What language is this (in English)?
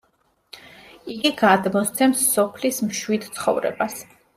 Georgian